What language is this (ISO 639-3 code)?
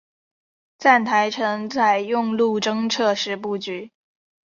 zho